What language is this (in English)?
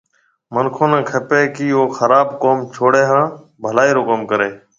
Marwari (Pakistan)